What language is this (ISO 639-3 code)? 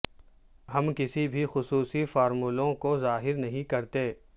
urd